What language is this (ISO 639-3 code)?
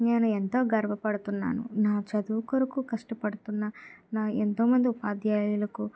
tel